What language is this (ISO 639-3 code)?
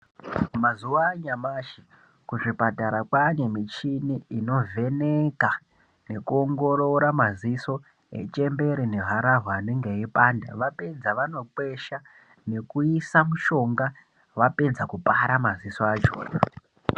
ndc